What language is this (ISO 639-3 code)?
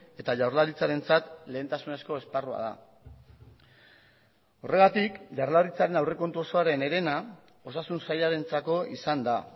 eus